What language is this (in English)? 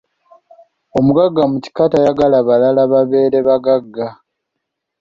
Ganda